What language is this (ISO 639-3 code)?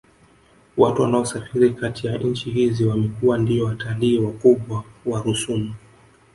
swa